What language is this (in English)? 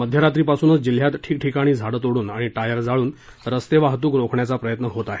Marathi